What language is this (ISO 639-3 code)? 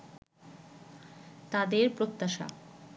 ben